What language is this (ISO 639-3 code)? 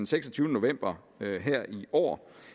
dan